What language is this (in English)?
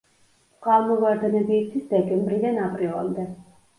Georgian